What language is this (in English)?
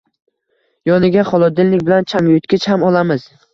Uzbek